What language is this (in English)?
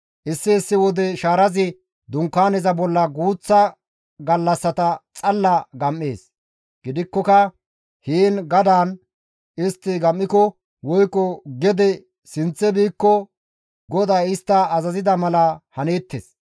Gamo